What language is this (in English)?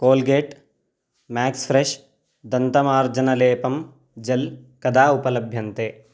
Sanskrit